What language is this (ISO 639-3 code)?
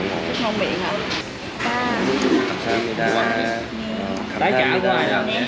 kor